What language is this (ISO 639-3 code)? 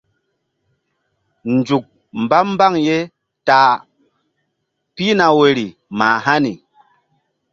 mdd